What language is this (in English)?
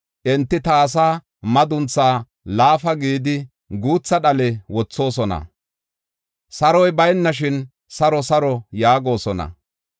Gofa